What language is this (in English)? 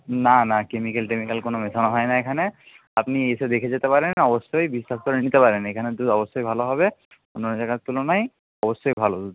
Bangla